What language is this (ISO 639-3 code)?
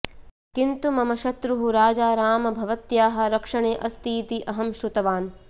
san